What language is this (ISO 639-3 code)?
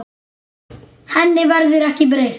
isl